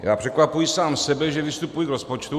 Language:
Czech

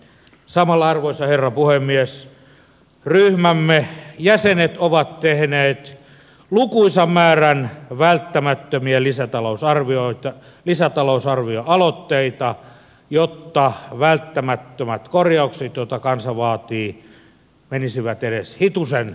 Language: Finnish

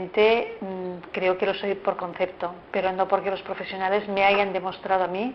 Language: Spanish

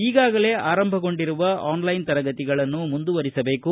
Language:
Kannada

